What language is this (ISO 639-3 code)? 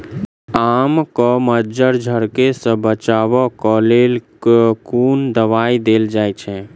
mai